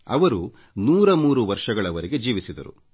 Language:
Kannada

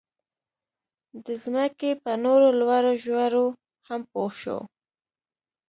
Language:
Pashto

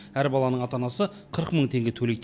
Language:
Kazakh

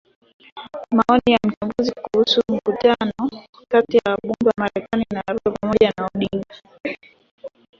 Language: Swahili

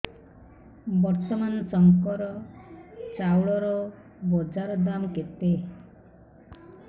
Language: Odia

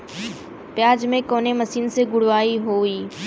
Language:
Bhojpuri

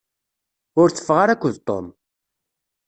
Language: Kabyle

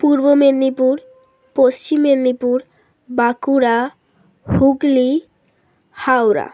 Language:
Bangla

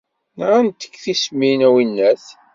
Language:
Kabyle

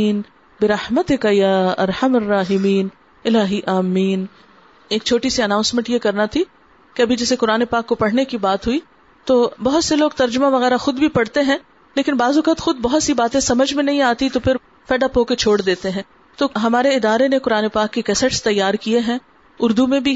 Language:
Urdu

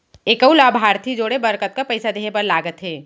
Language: Chhattisgarhi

